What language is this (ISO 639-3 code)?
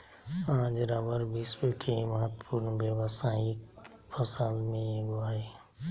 mag